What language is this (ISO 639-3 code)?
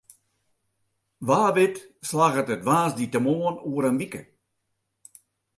fry